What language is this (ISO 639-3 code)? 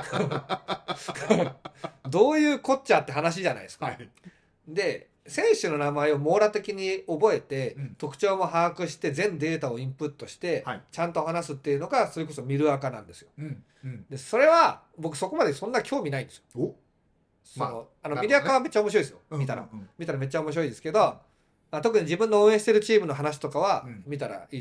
jpn